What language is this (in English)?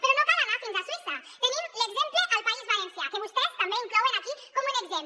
Catalan